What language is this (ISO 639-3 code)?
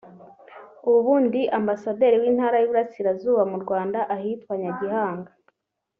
kin